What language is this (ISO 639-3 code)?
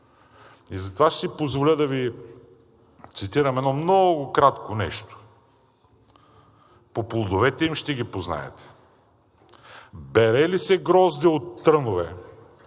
bul